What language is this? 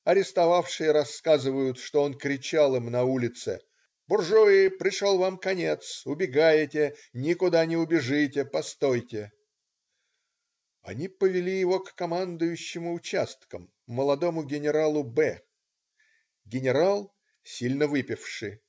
Russian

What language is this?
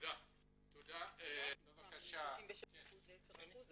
Hebrew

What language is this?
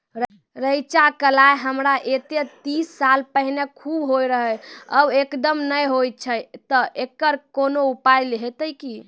Maithili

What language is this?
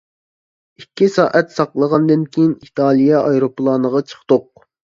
Uyghur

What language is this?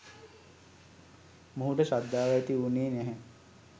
Sinhala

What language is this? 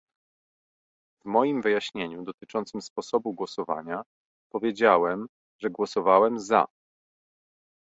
Polish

